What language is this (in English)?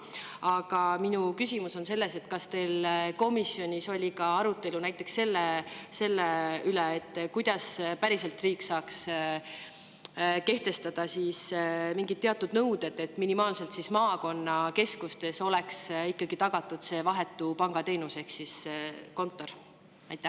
Estonian